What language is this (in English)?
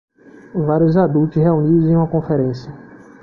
Portuguese